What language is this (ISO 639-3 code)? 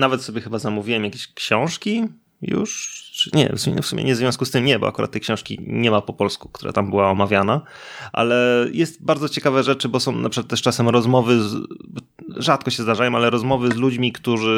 pol